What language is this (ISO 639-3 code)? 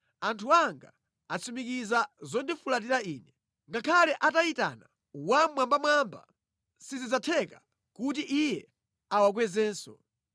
nya